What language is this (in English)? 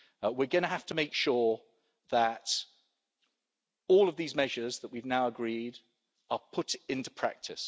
English